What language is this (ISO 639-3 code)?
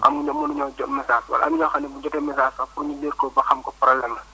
wol